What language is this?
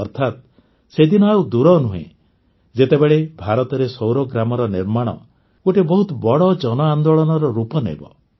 Odia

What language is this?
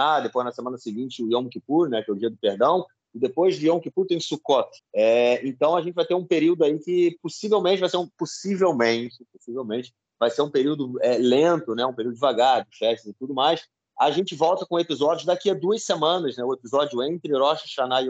Portuguese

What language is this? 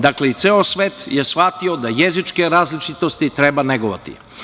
Serbian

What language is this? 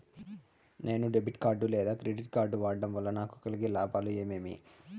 Telugu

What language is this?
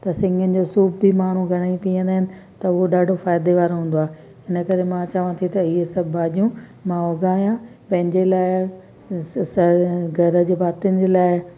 Sindhi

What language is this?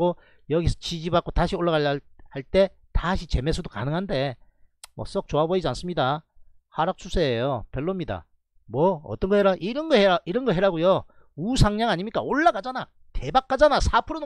Korean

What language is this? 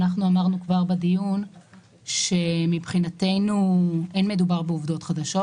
Hebrew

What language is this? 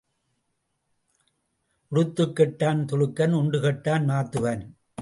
Tamil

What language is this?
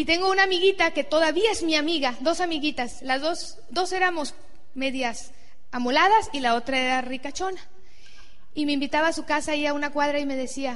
Spanish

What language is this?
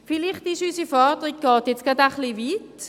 Swiss German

